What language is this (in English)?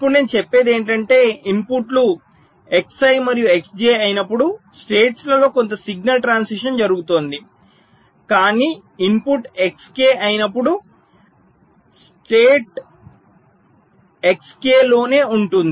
Telugu